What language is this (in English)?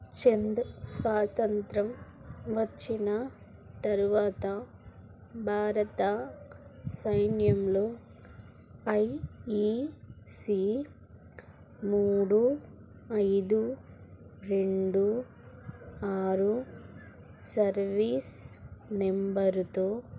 Telugu